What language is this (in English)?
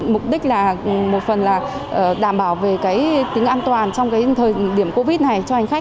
Vietnamese